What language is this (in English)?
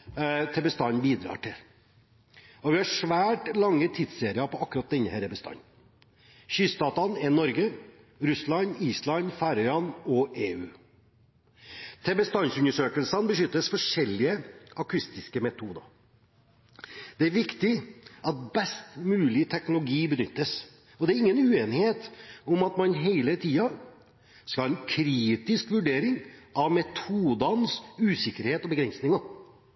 Norwegian Bokmål